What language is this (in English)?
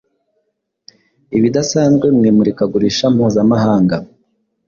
Kinyarwanda